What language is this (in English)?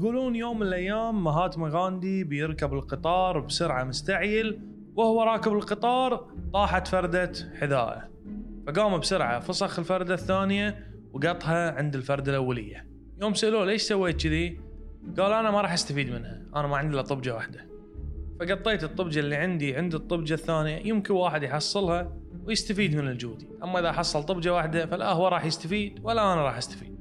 Arabic